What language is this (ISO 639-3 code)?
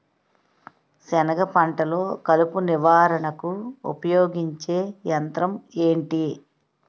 tel